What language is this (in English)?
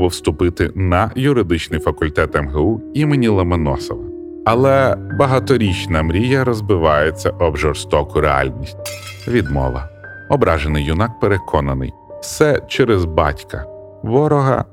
Ukrainian